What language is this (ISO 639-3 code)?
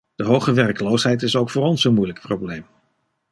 nld